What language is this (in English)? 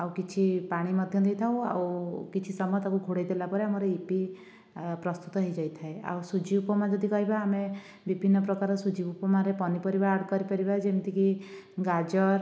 Odia